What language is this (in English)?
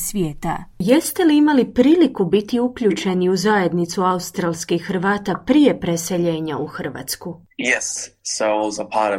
Croatian